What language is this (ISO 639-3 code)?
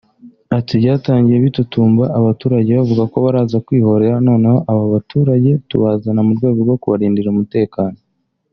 kin